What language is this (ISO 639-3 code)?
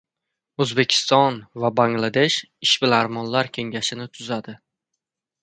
uzb